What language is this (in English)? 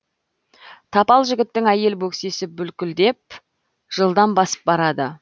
Kazakh